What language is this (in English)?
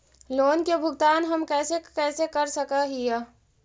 Magahi